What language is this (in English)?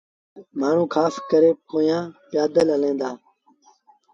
Sindhi Bhil